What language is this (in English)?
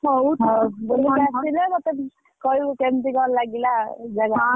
Odia